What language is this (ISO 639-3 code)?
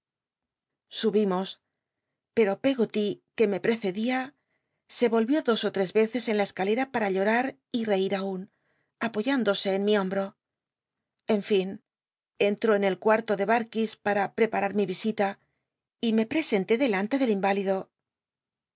spa